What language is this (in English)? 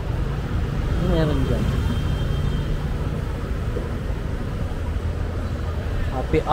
Filipino